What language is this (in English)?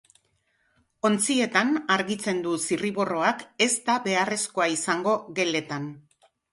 Basque